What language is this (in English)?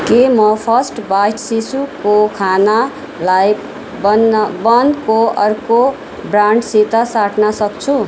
Nepali